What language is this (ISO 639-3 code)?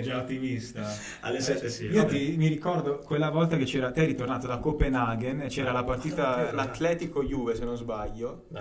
ita